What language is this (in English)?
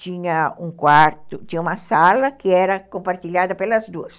Portuguese